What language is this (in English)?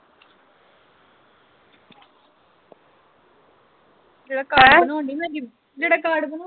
Punjabi